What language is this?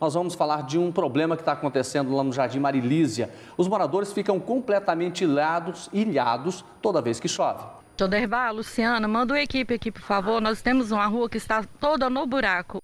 Portuguese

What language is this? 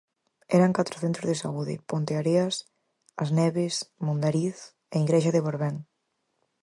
Galician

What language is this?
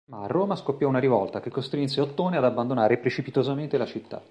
Italian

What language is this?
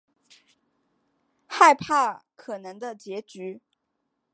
Chinese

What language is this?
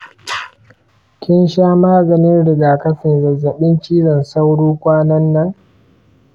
Hausa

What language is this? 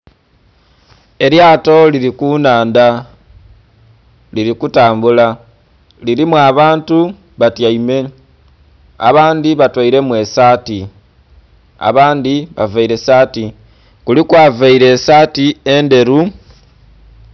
Soga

